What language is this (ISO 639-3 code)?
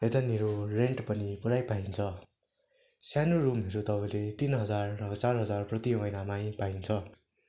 nep